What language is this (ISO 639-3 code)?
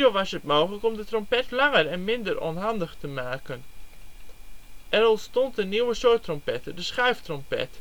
nld